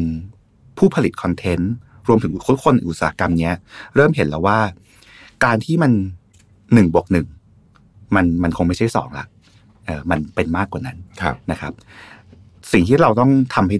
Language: Thai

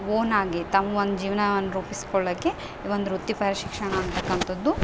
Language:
Kannada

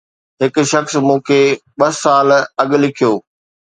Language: Sindhi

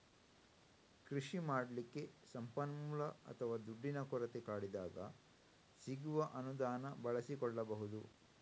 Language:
Kannada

